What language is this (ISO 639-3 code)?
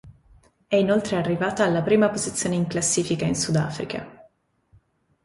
ita